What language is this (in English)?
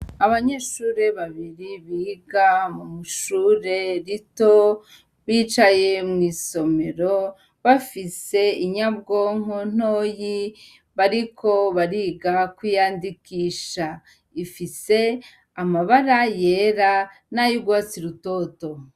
Rundi